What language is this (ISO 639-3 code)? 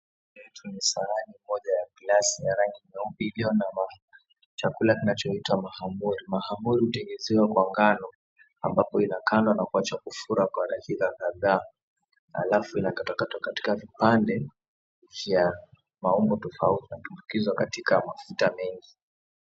swa